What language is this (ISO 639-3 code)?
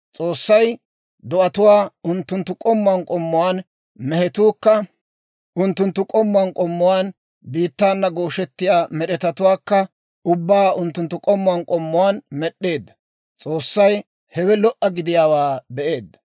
dwr